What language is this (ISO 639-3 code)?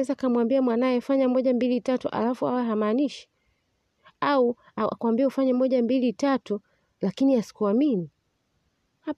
swa